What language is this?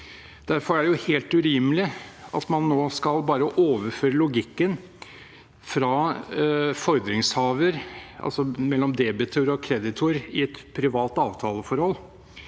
Norwegian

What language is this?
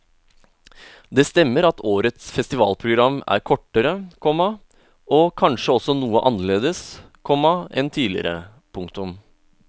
Norwegian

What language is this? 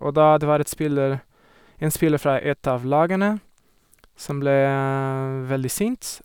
Norwegian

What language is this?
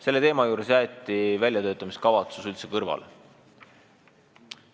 Estonian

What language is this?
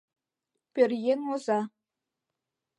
Mari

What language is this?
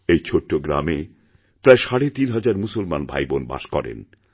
Bangla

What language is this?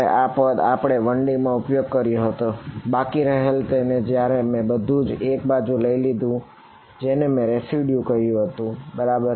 Gujarati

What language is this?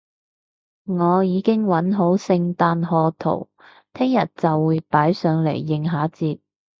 Cantonese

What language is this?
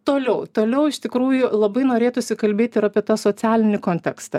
Lithuanian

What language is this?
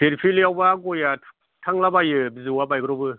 Bodo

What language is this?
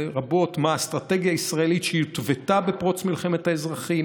Hebrew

